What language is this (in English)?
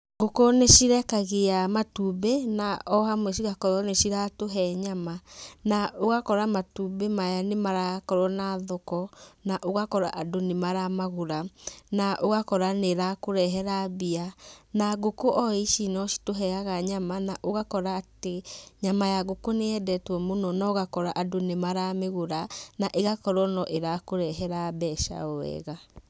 Kikuyu